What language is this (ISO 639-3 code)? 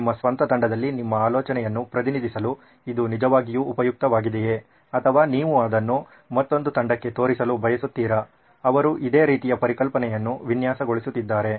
kan